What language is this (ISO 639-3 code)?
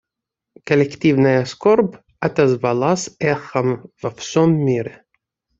rus